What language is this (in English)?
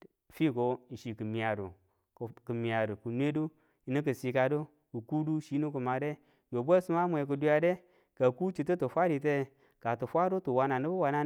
Tula